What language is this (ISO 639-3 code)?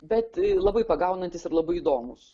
lit